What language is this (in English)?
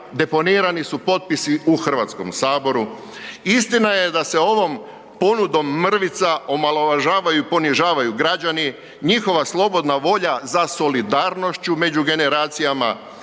Croatian